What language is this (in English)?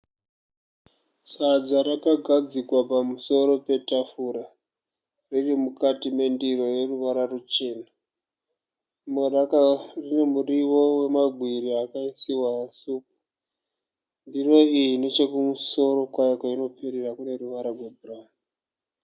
Shona